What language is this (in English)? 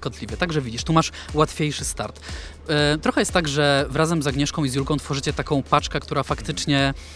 Polish